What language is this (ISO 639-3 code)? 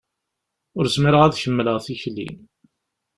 kab